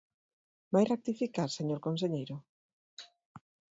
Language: Galician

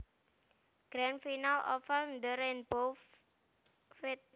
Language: Javanese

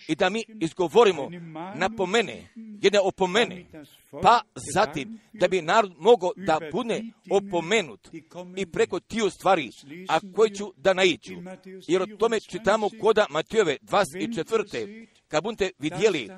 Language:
Croatian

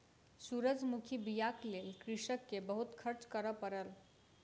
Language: Maithili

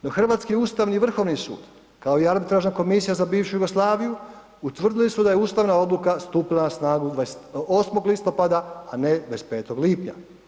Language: Croatian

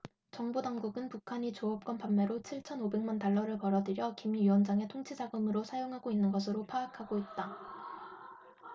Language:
Korean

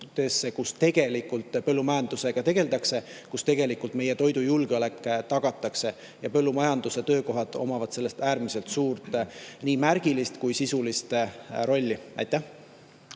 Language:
Estonian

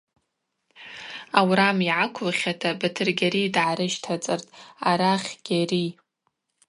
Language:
Abaza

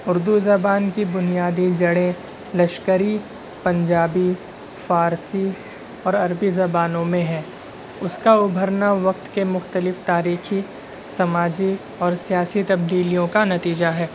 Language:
Urdu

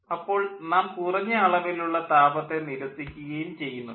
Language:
Malayalam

